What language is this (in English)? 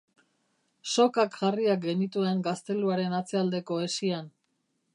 Basque